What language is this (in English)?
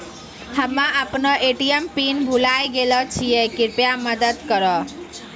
Maithili